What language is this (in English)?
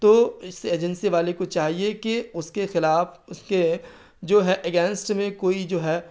Urdu